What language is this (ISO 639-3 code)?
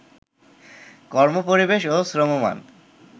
ben